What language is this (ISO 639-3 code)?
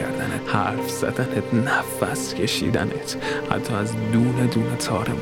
fas